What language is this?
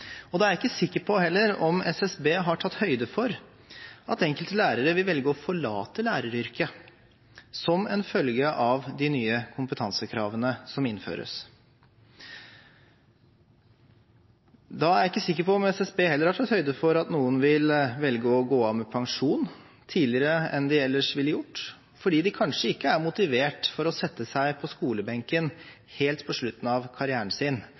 Norwegian Bokmål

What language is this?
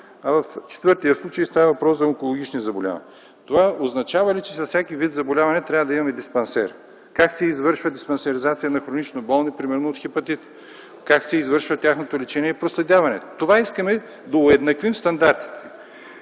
Bulgarian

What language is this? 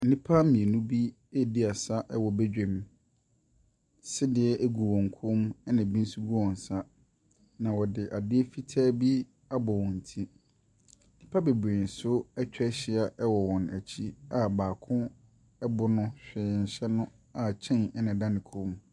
Akan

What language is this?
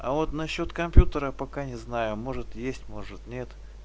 Russian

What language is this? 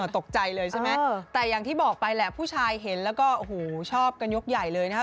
Thai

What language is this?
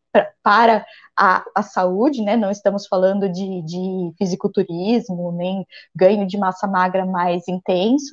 Portuguese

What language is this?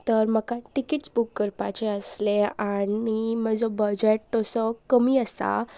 Konkani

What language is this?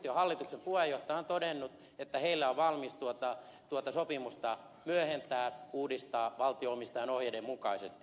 Finnish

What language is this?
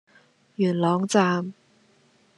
Cantonese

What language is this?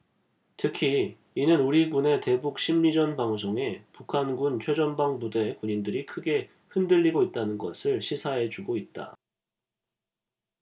Korean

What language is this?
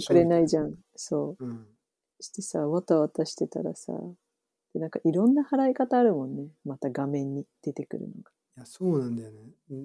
Japanese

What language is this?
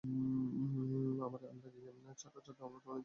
Bangla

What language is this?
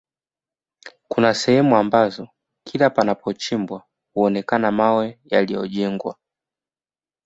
Swahili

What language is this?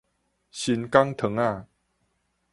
Min Nan Chinese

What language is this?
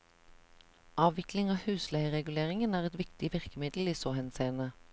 Norwegian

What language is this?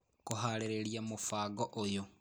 Kikuyu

